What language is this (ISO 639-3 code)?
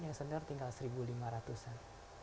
ind